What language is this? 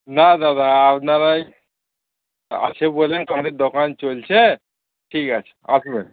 Bangla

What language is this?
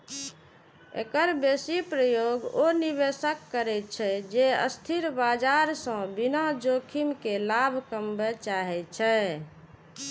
Maithili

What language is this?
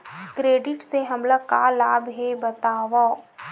Chhattisgarhi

